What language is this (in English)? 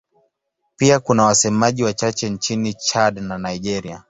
Swahili